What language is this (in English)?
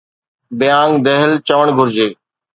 Sindhi